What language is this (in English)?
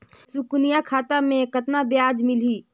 Chhattisgarhi